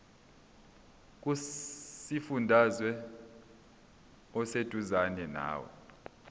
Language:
Zulu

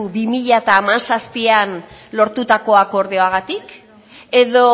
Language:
Basque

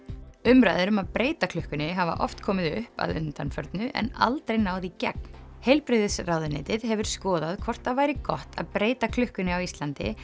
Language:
Icelandic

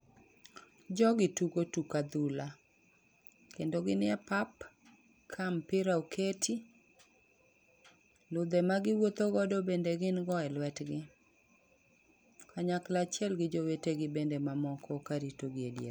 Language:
Luo (Kenya and Tanzania)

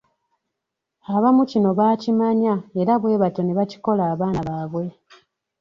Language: Ganda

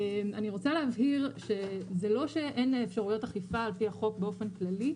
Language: Hebrew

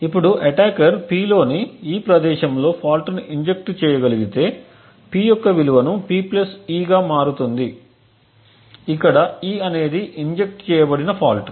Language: Telugu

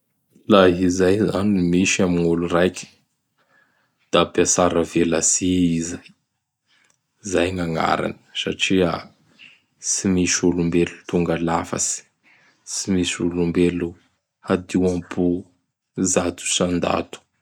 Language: Bara Malagasy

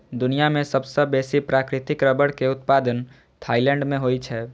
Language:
Maithili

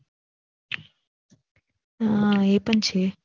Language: Gujarati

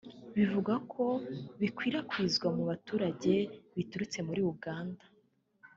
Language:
Kinyarwanda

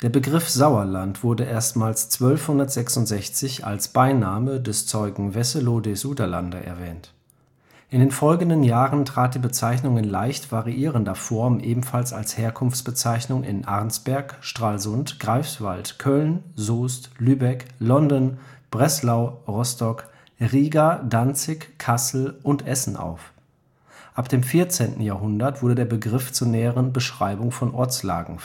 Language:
German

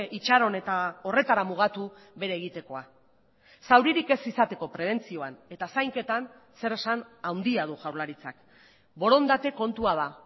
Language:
Basque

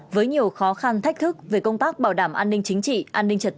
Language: Vietnamese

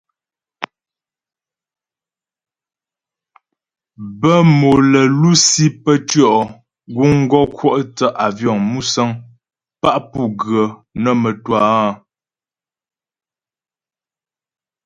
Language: Ghomala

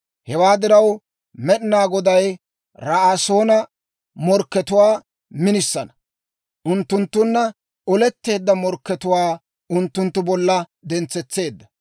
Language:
Dawro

